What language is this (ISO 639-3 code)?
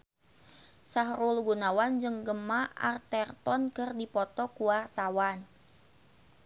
sun